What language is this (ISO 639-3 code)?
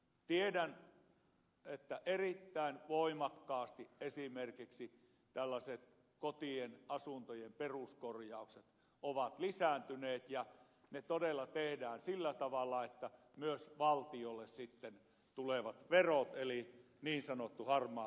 fin